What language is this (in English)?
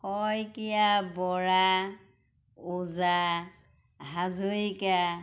Assamese